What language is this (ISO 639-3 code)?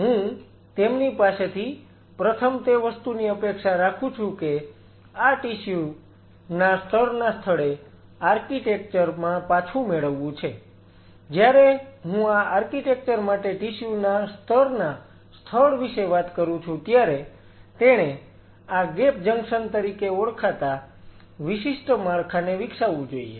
guj